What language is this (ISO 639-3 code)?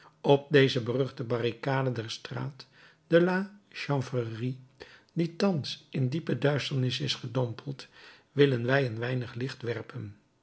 nld